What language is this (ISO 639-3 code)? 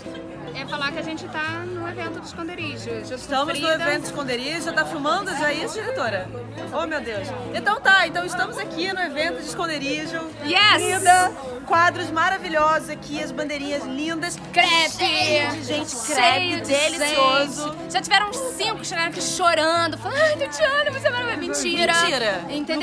por